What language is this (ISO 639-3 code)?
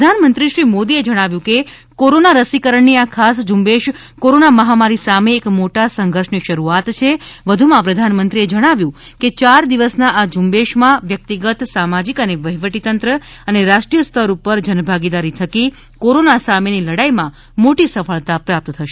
guj